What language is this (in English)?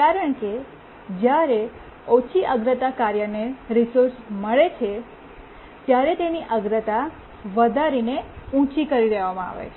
Gujarati